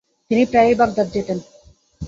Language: Bangla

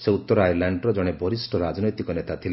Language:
Odia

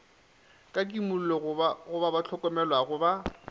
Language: Northern Sotho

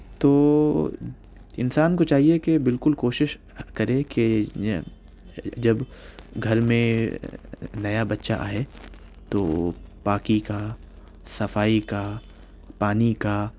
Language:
Urdu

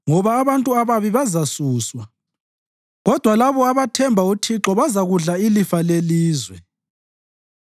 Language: North Ndebele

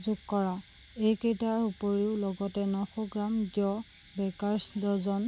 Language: Assamese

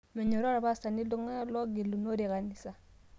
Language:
Masai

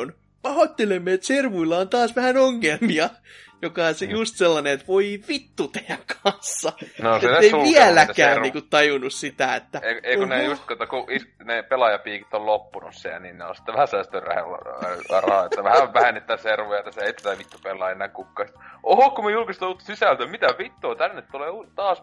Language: Finnish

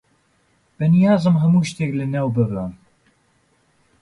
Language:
Central Kurdish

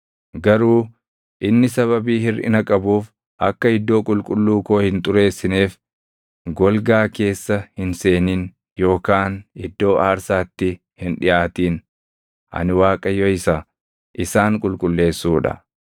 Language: Oromo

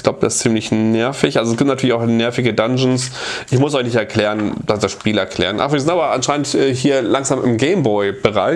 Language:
German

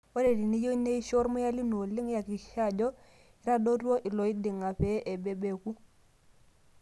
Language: Masai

